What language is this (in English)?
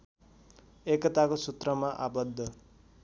Nepali